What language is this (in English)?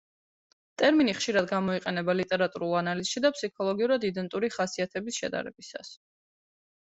Georgian